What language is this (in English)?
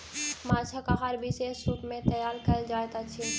Maithili